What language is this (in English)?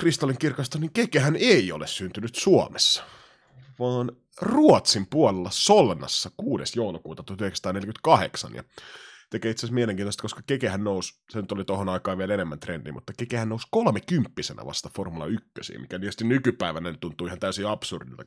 Finnish